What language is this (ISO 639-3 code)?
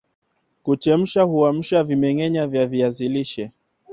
swa